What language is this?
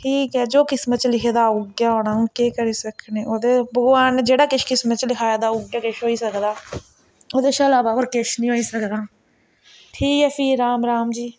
Dogri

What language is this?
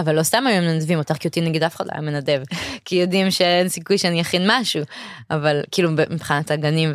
Hebrew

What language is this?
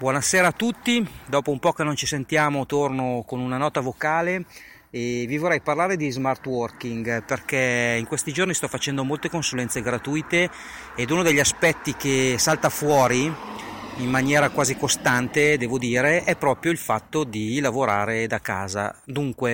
Italian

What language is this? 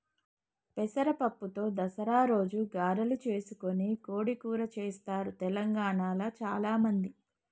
Telugu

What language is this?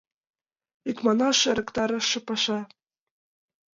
Mari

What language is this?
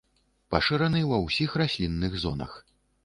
Belarusian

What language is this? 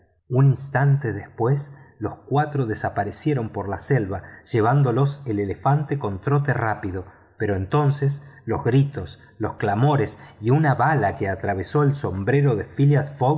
Spanish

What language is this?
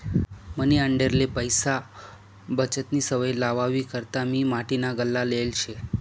Marathi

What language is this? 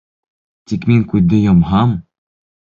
Bashkir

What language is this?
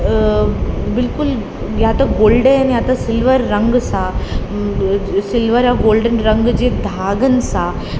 Sindhi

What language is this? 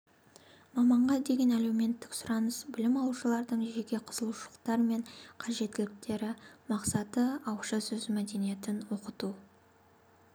Kazakh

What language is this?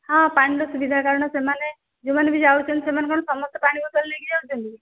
Odia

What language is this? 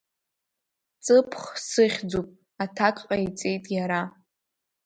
Abkhazian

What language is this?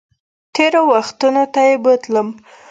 Pashto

